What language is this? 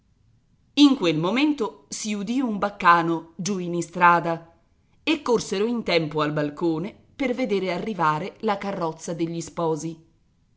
Italian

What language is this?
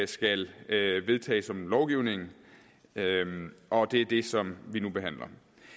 Danish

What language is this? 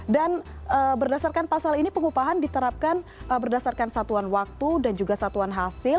Indonesian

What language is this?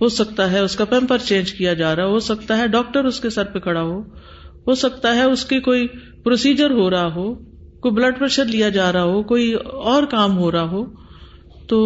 Urdu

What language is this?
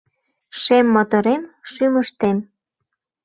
Mari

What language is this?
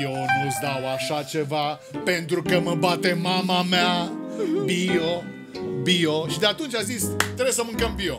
Romanian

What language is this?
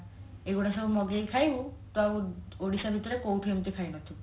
Odia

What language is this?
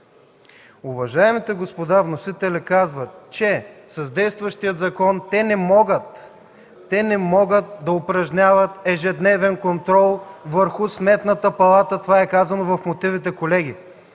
Bulgarian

